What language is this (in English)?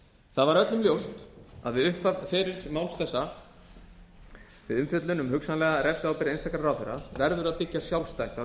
Icelandic